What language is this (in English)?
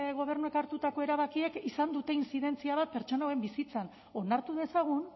Basque